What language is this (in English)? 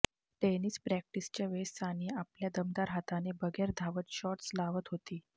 Marathi